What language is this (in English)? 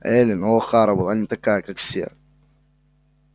Russian